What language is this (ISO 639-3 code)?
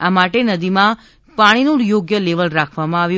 guj